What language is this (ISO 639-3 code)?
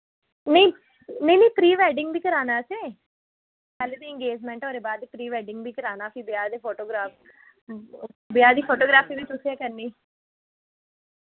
doi